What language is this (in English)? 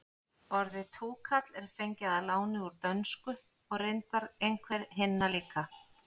Icelandic